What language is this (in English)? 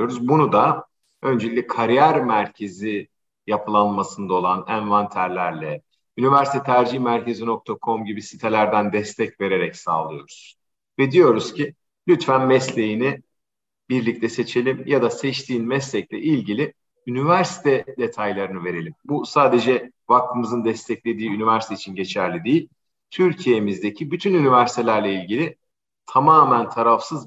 Turkish